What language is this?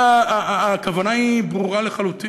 Hebrew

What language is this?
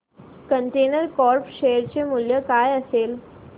Marathi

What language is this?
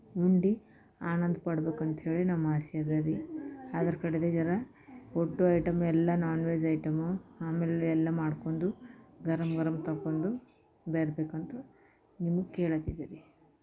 Kannada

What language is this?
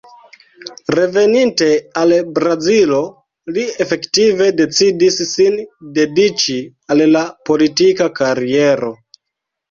Esperanto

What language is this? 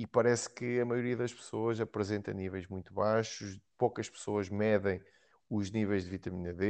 Portuguese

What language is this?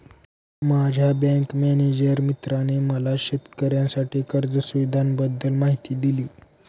Marathi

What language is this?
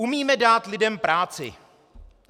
Czech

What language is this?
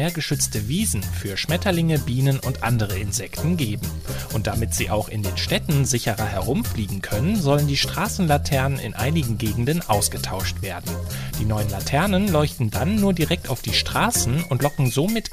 German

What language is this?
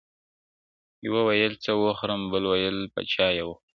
Pashto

